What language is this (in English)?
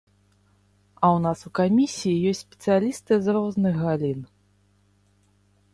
Belarusian